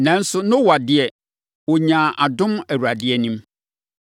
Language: Akan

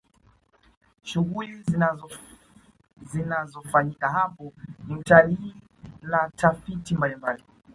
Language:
Swahili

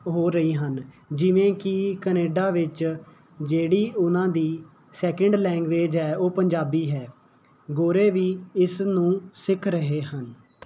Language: Punjabi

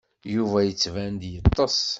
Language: Kabyle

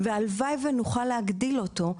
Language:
Hebrew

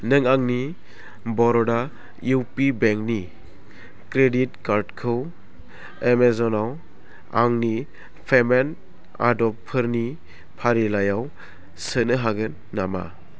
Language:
Bodo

